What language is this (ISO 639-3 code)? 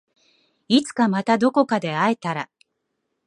jpn